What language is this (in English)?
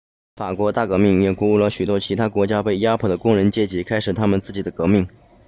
Chinese